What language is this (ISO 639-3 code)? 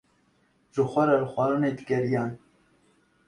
kur